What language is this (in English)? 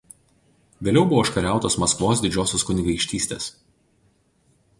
Lithuanian